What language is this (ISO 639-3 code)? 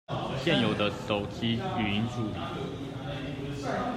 zho